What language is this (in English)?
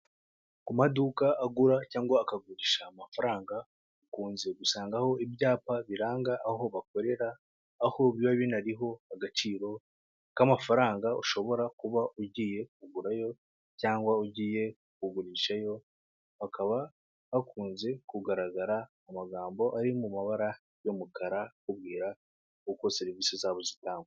Kinyarwanda